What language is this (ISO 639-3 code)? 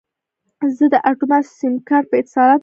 pus